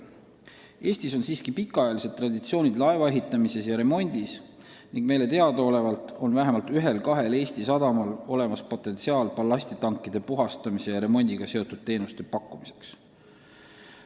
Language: Estonian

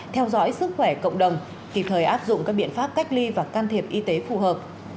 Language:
Vietnamese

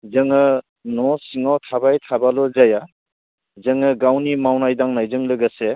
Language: Bodo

